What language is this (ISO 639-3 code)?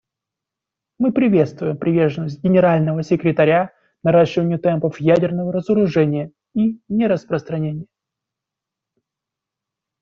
rus